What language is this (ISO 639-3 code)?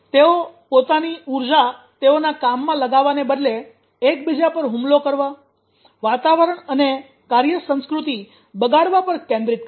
guj